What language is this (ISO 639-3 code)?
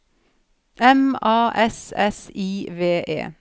nor